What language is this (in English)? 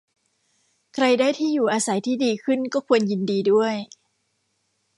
Thai